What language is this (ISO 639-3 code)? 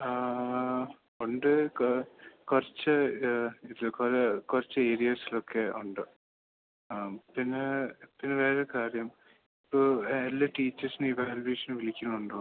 mal